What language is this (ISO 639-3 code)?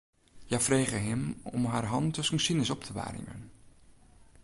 fry